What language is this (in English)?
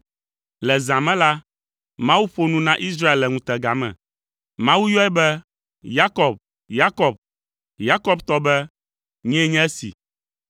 Ewe